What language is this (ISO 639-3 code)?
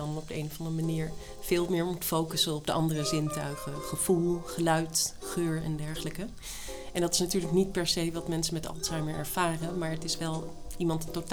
nld